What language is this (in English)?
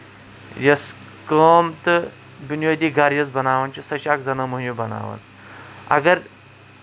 Kashmiri